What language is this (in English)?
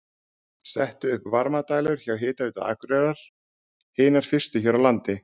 Icelandic